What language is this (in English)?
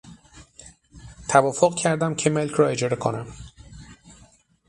Persian